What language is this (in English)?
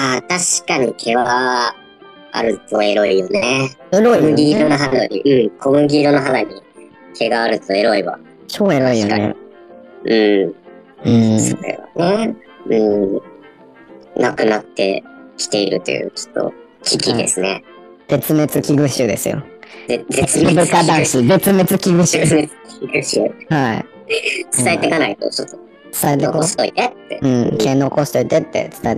Japanese